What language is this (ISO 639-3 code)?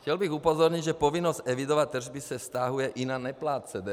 ces